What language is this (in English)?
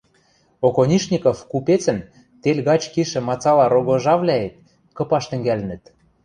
Western Mari